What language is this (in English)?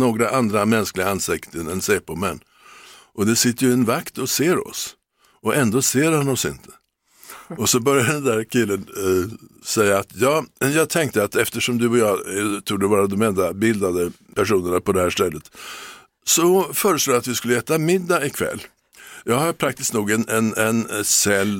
Swedish